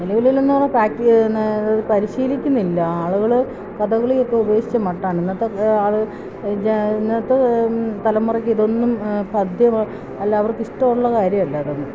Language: Malayalam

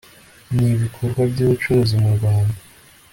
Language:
Kinyarwanda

